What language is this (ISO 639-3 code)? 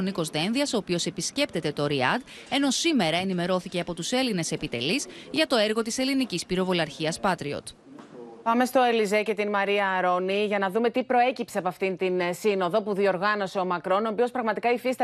ell